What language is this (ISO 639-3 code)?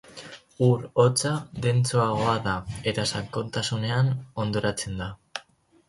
eus